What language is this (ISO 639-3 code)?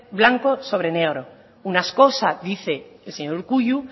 spa